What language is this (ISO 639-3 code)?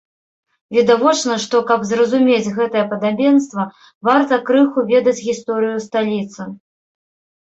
bel